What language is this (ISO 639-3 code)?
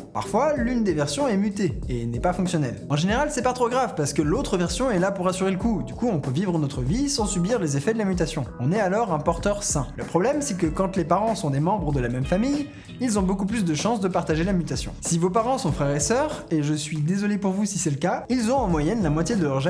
fra